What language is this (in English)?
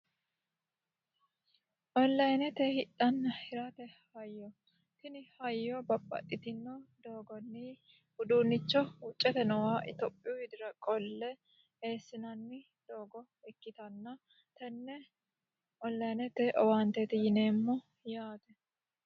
Sidamo